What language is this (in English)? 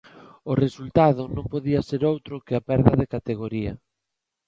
Galician